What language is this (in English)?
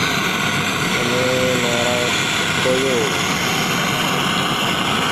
Indonesian